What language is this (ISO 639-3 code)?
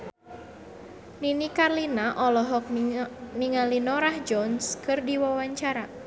sun